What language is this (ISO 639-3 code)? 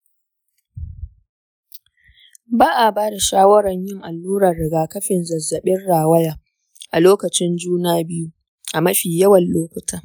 hau